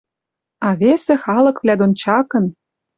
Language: Western Mari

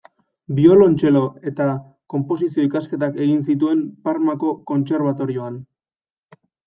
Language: Basque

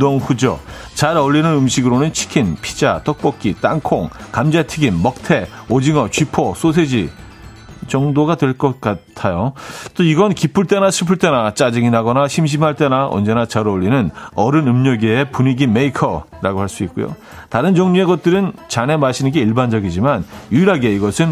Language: Korean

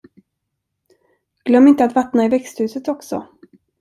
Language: Swedish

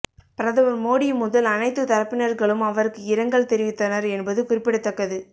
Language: Tamil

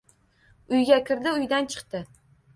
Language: Uzbek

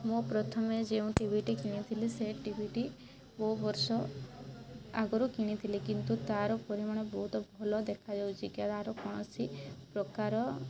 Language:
Odia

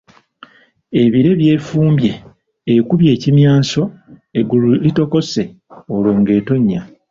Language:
Ganda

